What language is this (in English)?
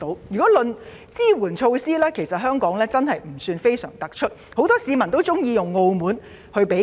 Cantonese